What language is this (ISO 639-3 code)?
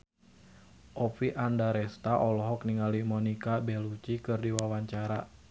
sun